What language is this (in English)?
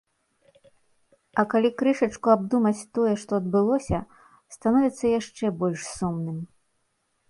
Belarusian